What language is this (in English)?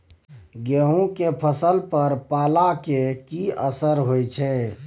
Maithili